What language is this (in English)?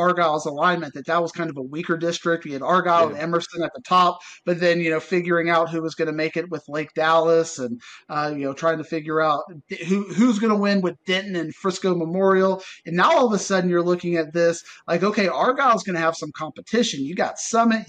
English